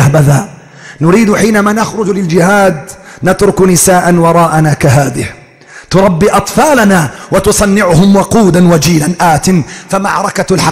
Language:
Arabic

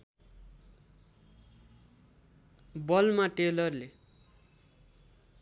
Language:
Nepali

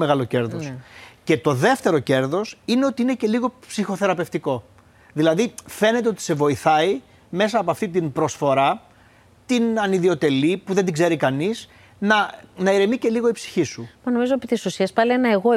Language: Greek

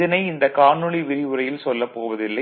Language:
Tamil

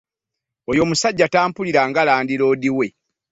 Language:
Ganda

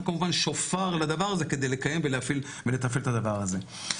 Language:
Hebrew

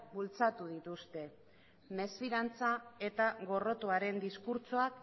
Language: Basque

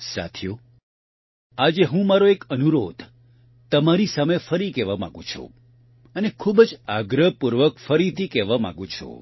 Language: Gujarati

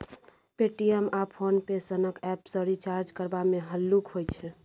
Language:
Maithili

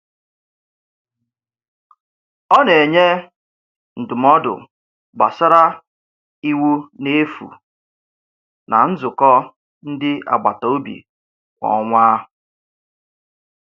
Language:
Igbo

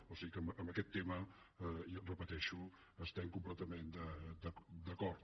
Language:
Catalan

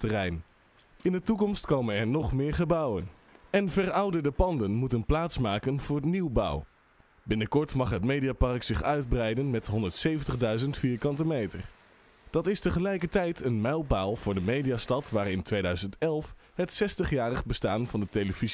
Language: Dutch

